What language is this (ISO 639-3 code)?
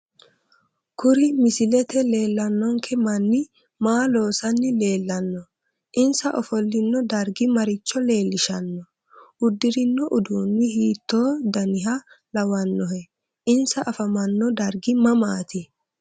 sid